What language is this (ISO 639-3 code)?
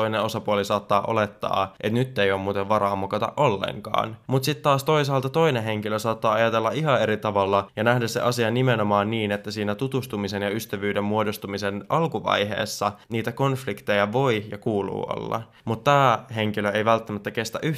fin